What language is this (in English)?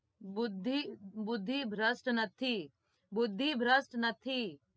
Gujarati